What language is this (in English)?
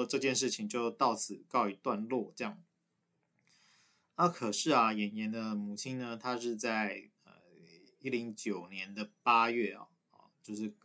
Chinese